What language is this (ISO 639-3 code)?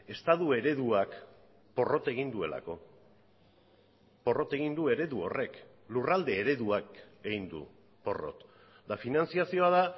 eus